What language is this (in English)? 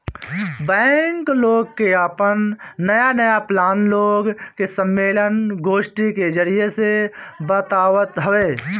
Bhojpuri